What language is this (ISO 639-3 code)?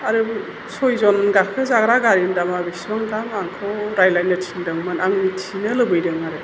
brx